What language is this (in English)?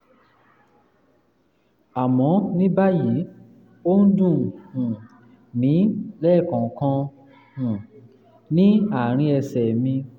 Yoruba